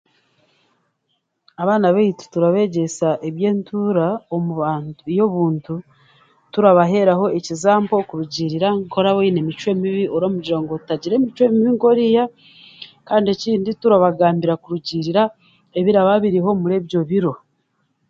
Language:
Chiga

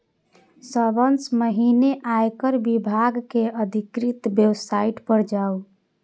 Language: Maithili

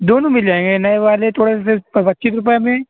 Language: Urdu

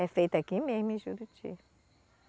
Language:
Portuguese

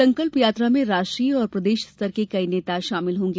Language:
Hindi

